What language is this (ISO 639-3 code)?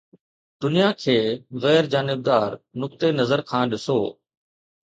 snd